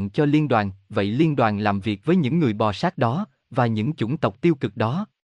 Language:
Vietnamese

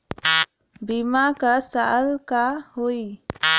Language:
Bhojpuri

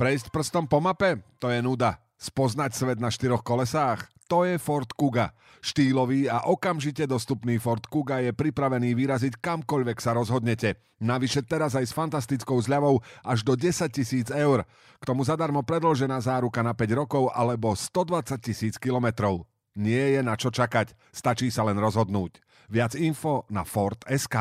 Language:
Slovak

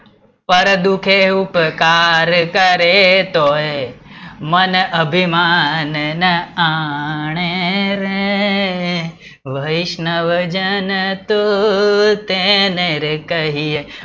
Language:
Gujarati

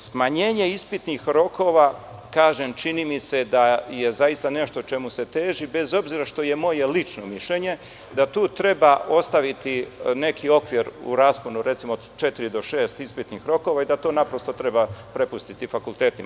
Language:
Serbian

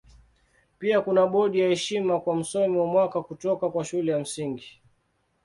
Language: Swahili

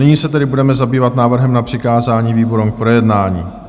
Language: Czech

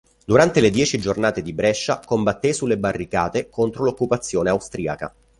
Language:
Italian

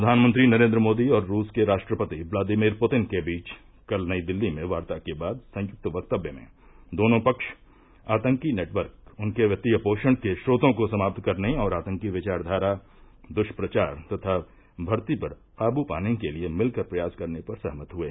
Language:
Hindi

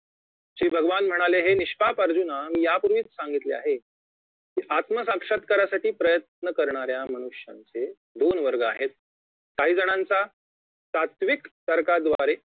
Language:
Marathi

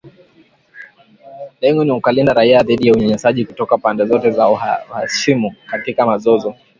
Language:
Swahili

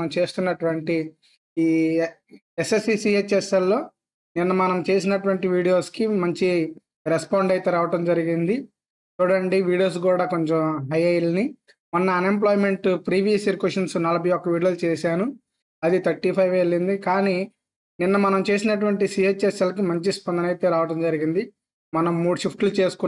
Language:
Telugu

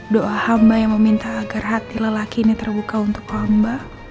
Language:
Indonesian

